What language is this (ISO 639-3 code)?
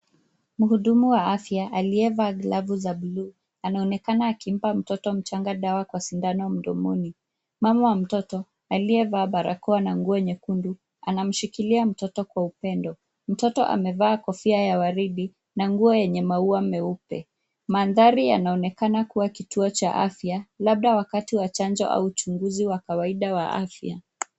swa